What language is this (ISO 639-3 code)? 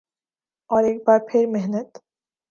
urd